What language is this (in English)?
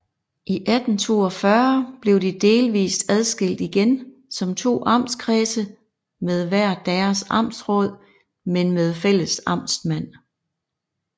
Danish